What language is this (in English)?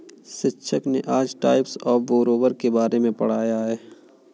Hindi